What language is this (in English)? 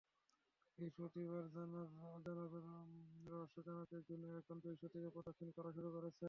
Bangla